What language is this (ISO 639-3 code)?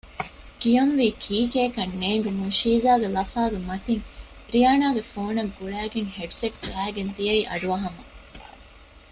div